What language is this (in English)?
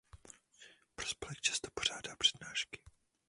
Czech